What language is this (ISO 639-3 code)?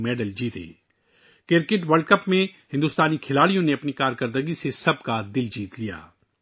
urd